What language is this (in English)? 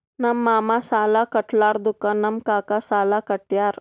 Kannada